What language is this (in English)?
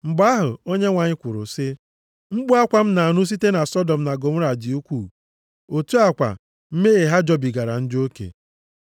Igbo